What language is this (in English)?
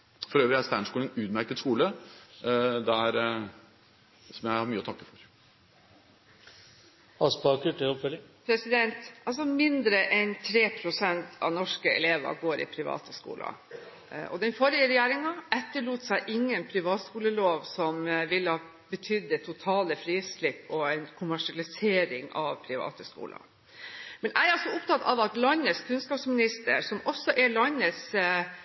Norwegian Bokmål